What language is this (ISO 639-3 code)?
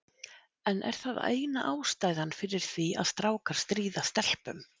isl